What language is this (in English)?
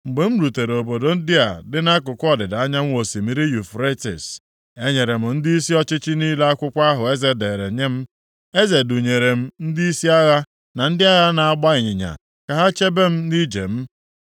Igbo